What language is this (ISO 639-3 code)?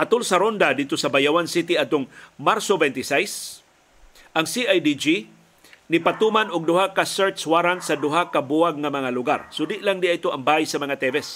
fil